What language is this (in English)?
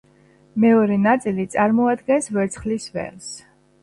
Georgian